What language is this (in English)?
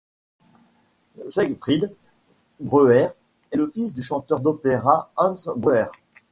French